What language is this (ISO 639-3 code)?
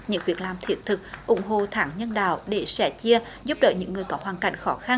vie